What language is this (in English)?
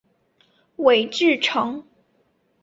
Chinese